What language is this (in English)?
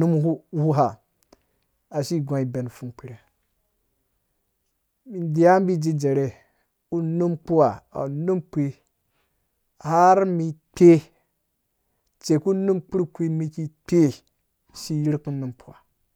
Dũya